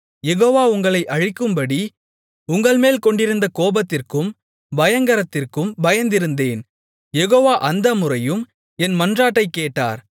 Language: Tamil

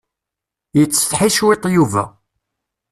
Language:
Kabyle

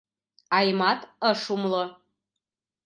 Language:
Mari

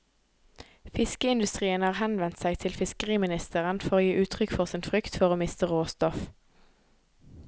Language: Norwegian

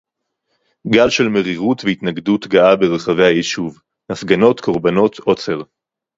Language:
Hebrew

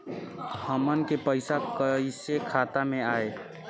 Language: Bhojpuri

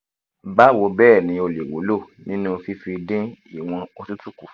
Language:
Yoruba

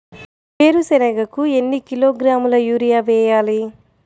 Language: Telugu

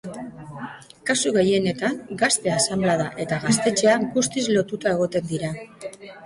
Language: Basque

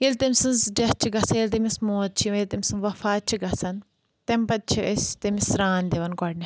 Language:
Kashmiri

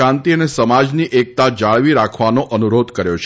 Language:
Gujarati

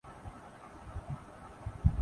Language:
Urdu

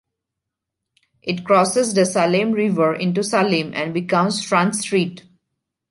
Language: English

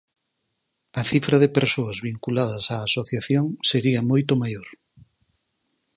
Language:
Galician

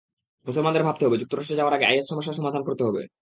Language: Bangla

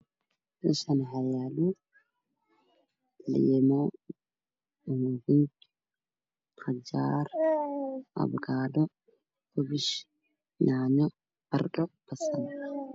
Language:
Somali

